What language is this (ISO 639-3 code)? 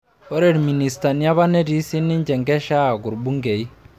mas